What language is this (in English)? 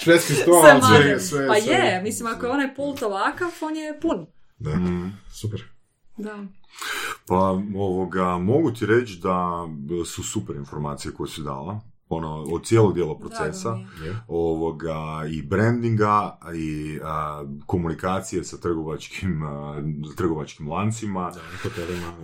Croatian